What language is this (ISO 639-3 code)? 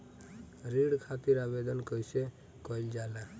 bho